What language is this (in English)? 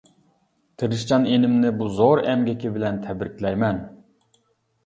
Uyghur